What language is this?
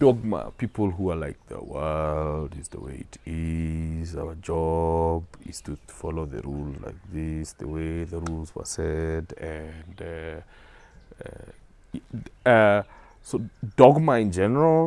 English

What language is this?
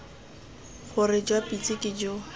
Tswana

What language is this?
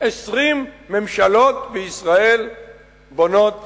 Hebrew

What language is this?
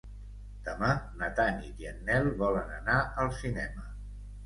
Catalan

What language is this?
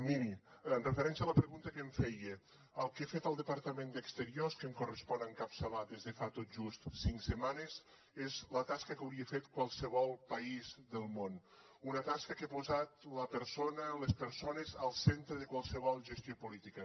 Catalan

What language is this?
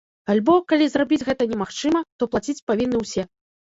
Belarusian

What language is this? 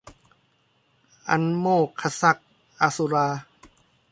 Thai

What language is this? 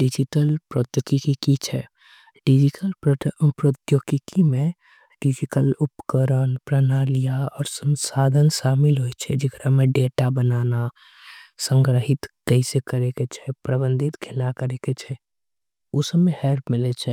Angika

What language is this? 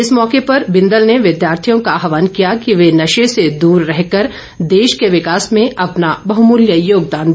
Hindi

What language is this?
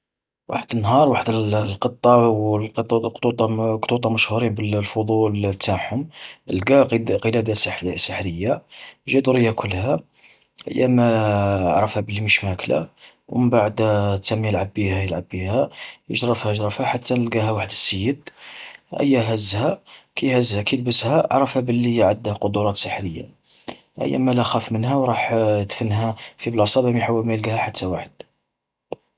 Algerian Arabic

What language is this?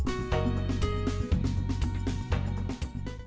Vietnamese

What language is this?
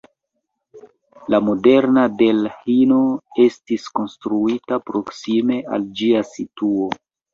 Esperanto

